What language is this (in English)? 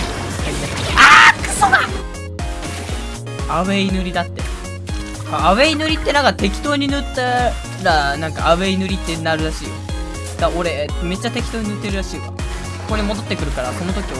Japanese